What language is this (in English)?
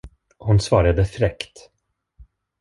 Swedish